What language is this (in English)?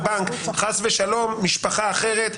Hebrew